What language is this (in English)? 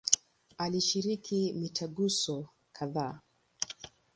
Swahili